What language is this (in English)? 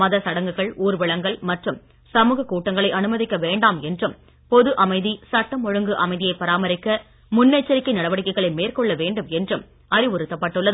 Tamil